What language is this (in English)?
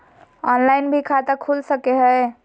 Magahi